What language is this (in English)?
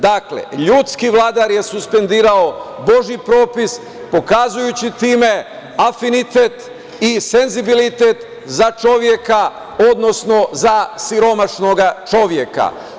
Serbian